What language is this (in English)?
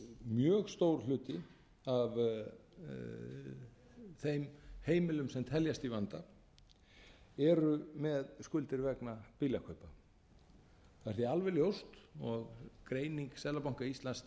Icelandic